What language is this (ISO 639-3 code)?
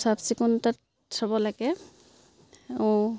asm